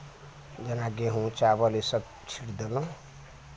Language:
Maithili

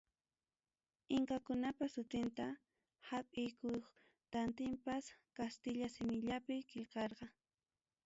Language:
Ayacucho Quechua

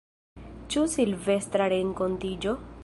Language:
Esperanto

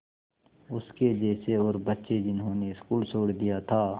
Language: Hindi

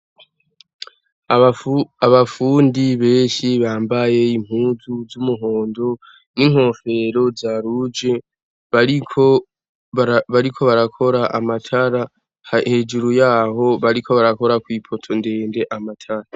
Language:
Rundi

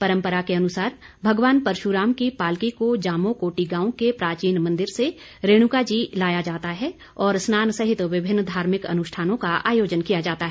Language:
Hindi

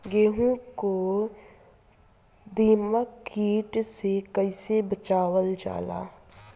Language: Bhojpuri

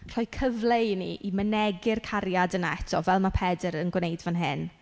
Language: Welsh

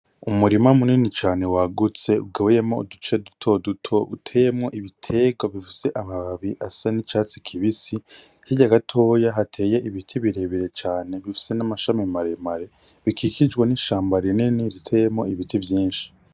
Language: Rundi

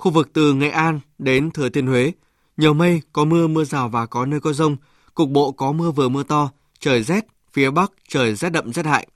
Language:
Vietnamese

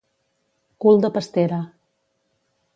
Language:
Catalan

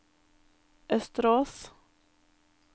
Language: Norwegian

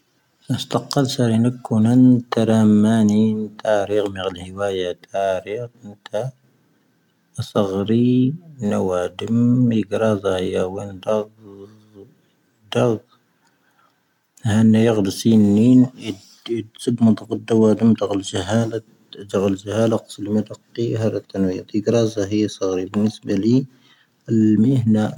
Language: Tahaggart Tamahaq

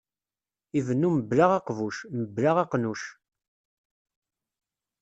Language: Kabyle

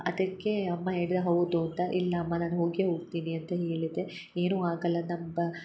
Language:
Kannada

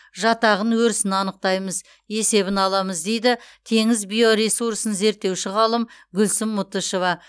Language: Kazakh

